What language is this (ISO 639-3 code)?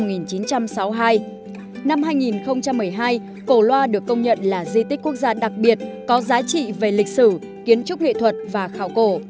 vie